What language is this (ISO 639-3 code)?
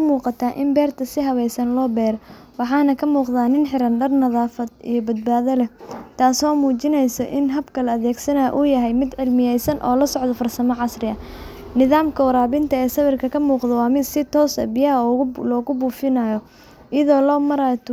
som